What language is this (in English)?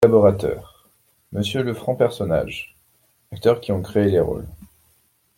French